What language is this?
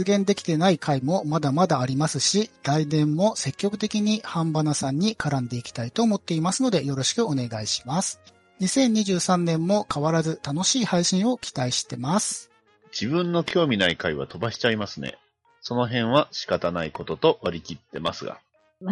Japanese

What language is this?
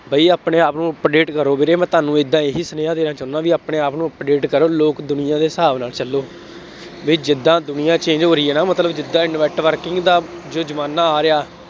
Punjabi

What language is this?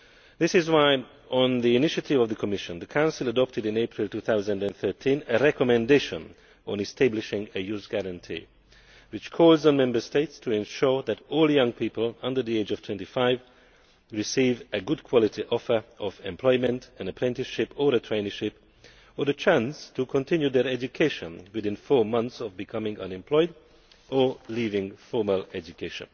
English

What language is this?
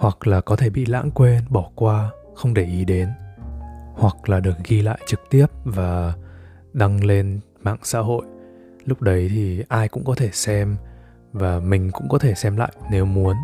Vietnamese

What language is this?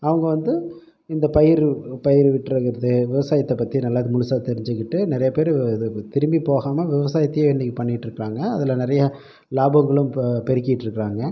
Tamil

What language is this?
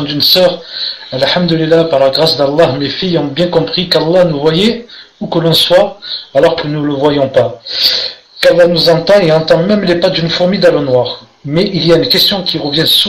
French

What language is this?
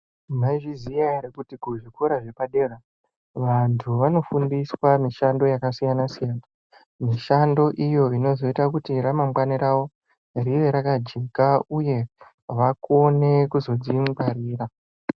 Ndau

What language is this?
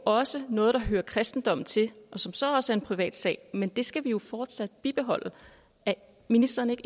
Danish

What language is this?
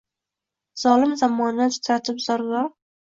Uzbek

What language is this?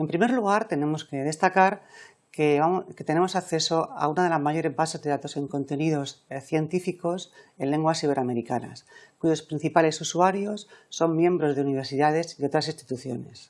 Spanish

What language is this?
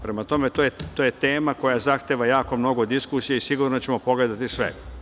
Serbian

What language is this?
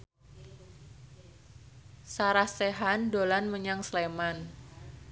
Javanese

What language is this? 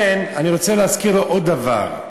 Hebrew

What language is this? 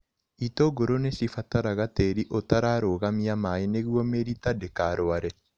Kikuyu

